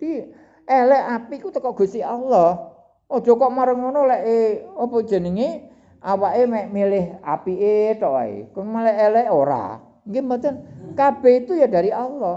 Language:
Indonesian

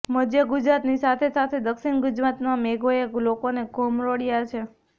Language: Gujarati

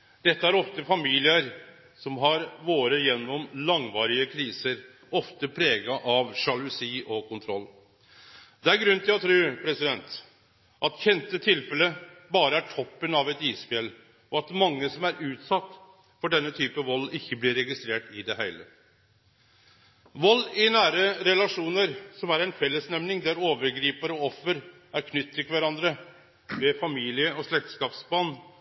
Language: Norwegian Nynorsk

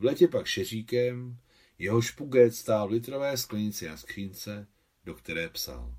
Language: Czech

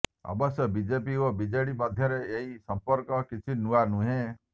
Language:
Odia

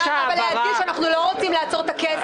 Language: Hebrew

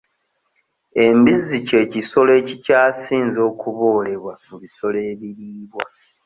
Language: Ganda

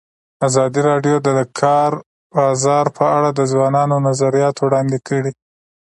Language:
Pashto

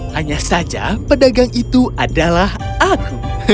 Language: Indonesian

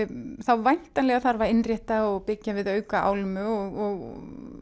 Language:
Icelandic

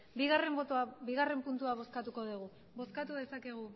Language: Basque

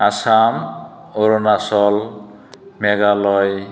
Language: Bodo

